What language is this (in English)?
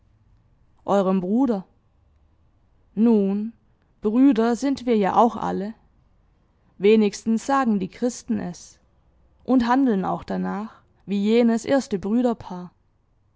German